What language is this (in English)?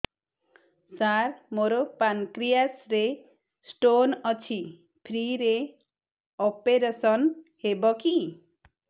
Odia